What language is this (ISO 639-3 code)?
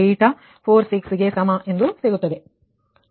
kan